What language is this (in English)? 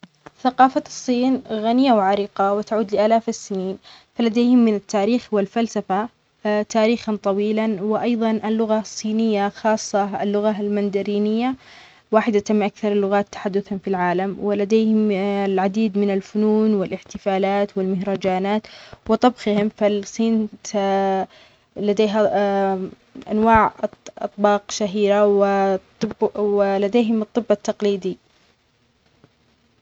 Omani Arabic